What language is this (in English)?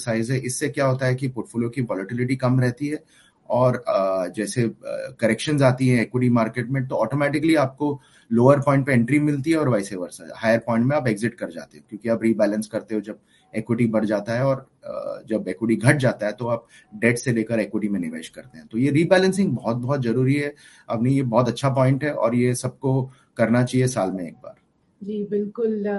Hindi